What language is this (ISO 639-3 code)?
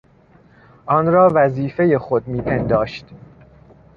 fas